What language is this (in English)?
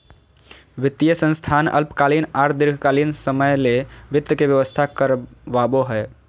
Magahi